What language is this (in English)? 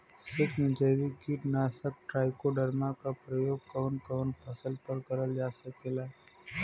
Bhojpuri